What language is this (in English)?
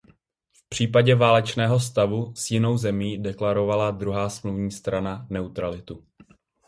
Czech